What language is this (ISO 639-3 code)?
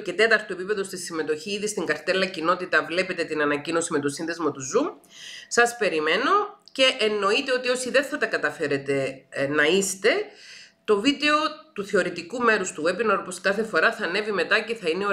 ell